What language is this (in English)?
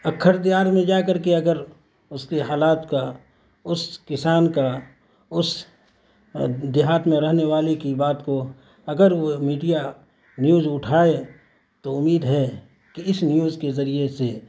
Urdu